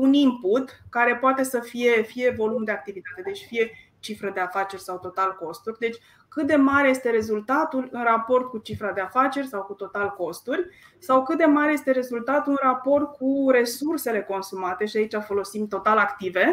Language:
Romanian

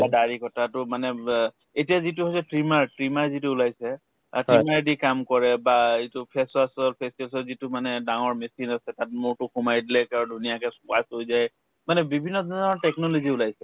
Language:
Assamese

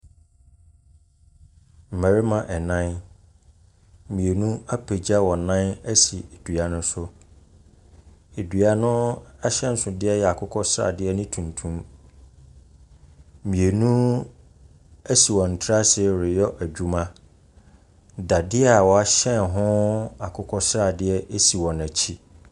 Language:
Akan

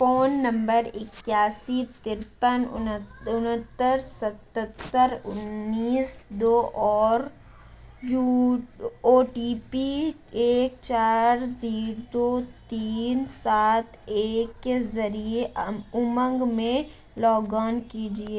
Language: Urdu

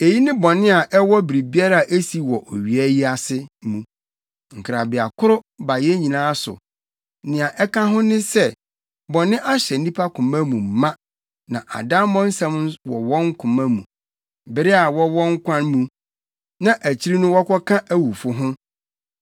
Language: Akan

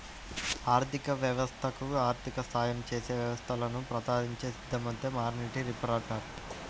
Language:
Telugu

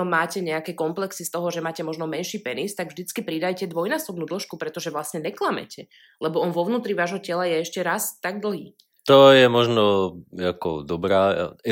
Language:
Slovak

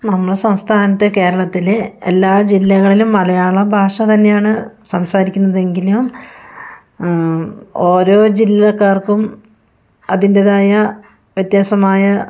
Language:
Malayalam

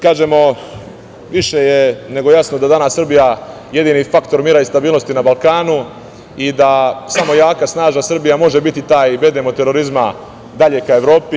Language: Serbian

